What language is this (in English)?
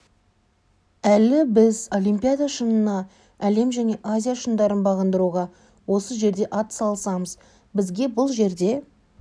Kazakh